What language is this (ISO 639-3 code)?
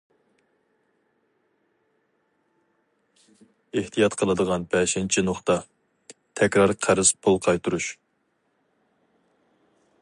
uig